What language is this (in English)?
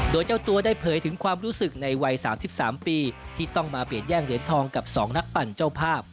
Thai